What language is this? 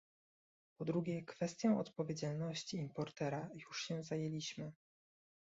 Polish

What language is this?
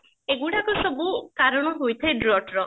Odia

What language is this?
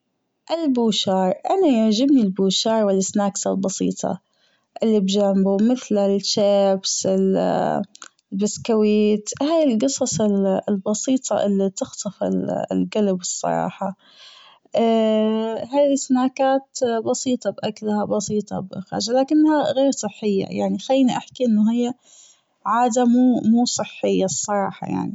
Gulf Arabic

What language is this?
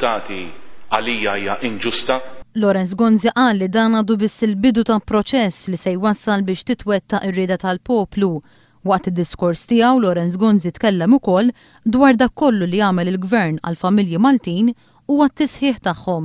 Arabic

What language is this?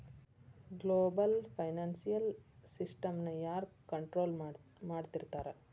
Kannada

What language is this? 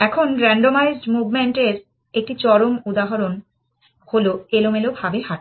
Bangla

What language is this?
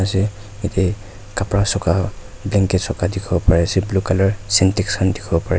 Naga Pidgin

